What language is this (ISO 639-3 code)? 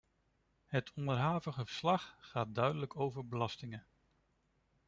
nld